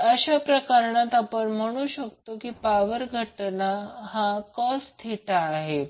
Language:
Marathi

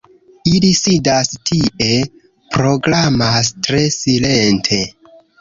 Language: Esperanto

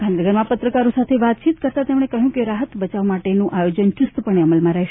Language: Gujarati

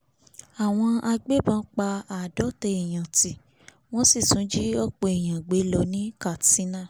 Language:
Yoruba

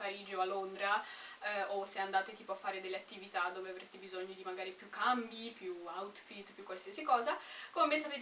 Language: Italian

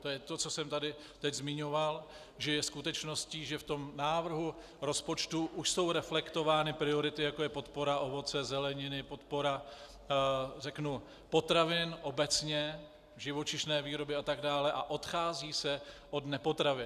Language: Czech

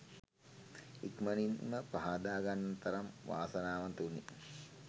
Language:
Sinhala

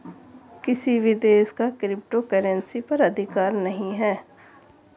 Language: Hindi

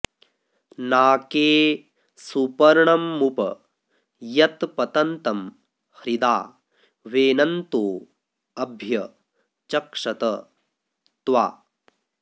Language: Sanskrit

